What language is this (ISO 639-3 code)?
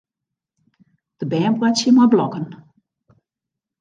fry